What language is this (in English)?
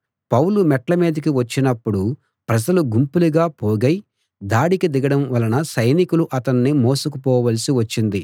Telugu